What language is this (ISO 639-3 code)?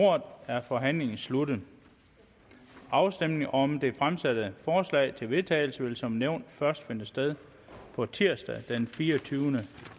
dan